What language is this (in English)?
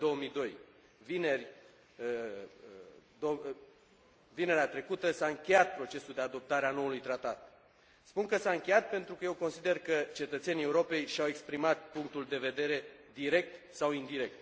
Romanian